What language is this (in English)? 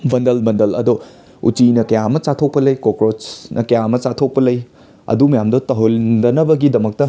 Manipuri